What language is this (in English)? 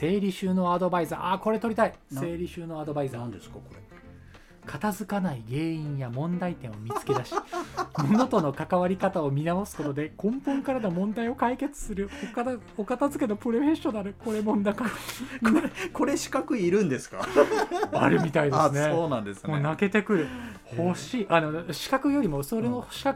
Japanese